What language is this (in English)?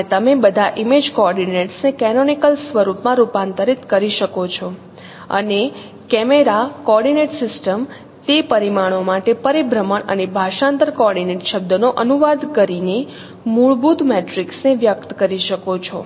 Gujarati